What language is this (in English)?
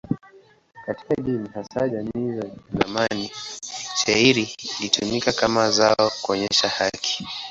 Swahili